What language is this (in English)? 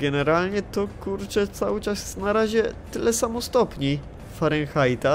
Polish